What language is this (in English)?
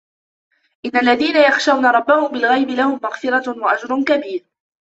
Arabic